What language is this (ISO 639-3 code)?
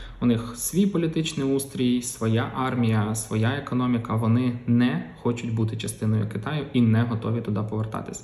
ukr